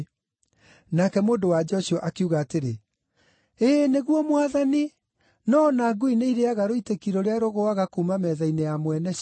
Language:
Kikuyu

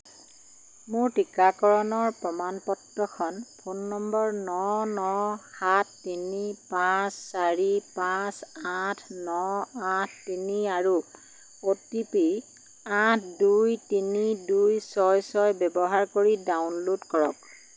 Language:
Assamese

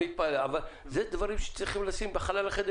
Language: Hebrew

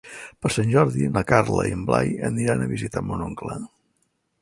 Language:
Catalan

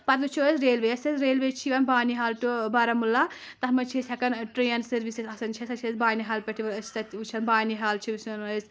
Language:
Kashmiri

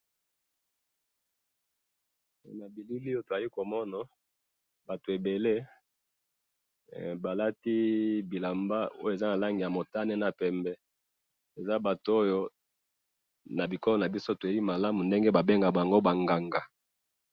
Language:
Lingala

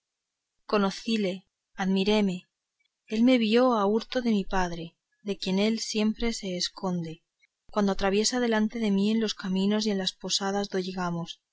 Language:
Spanish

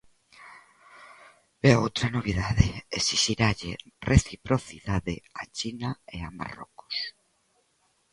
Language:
Galician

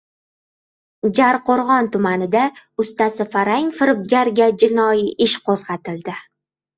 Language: Uzbek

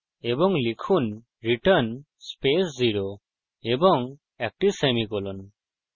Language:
Bangla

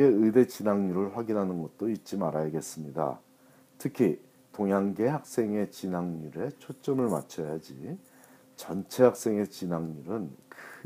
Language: Korean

